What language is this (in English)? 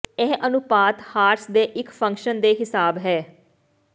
Punjabi